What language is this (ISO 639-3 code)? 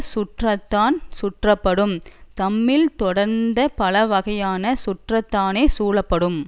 tam